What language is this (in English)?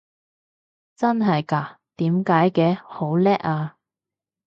Cantonese